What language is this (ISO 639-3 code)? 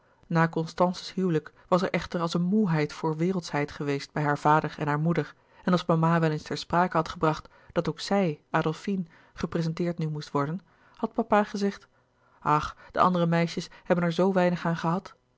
nld